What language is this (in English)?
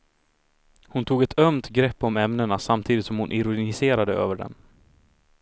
Swedish